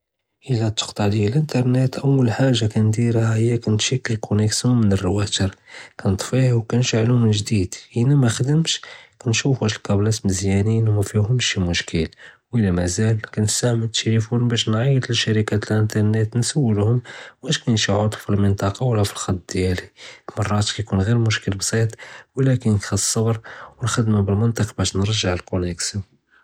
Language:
Judeo-Arabic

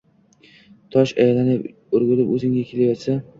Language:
Uzbek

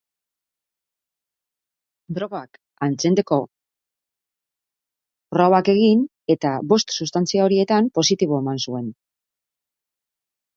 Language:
Basque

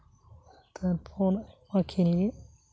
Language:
Santali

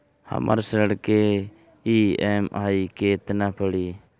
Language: Bhojpuri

